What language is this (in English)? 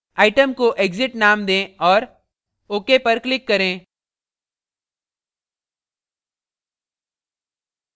Hindi